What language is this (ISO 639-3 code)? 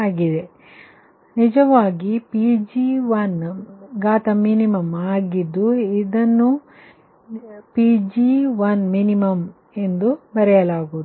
kan